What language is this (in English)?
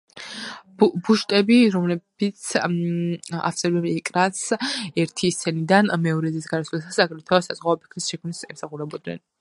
Georgian